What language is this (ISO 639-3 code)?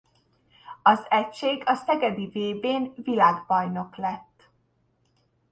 hun